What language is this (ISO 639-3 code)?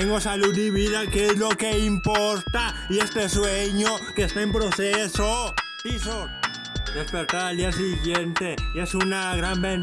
spa